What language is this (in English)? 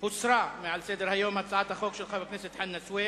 Hebrew